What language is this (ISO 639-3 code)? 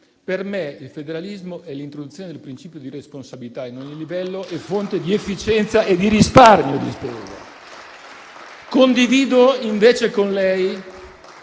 ita